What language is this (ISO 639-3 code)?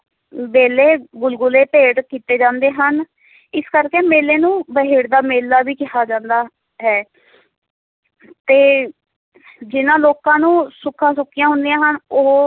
pan